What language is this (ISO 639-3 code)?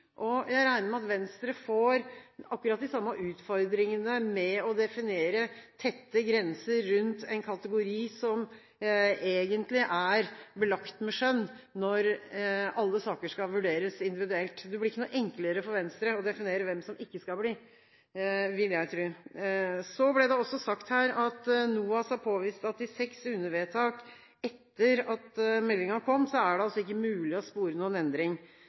nob